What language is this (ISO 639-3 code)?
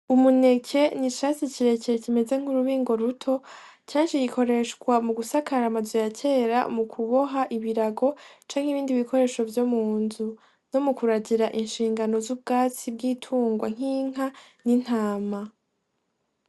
run